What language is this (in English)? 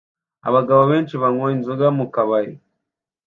Kinyarwanda